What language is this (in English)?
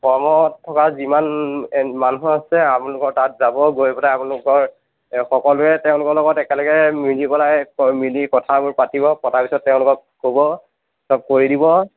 Assamese